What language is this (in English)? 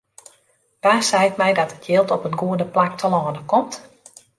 Western Frisian